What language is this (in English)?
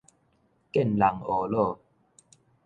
Min Nan Chinese